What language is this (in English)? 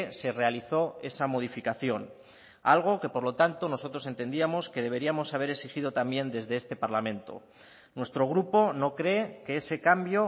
Spanish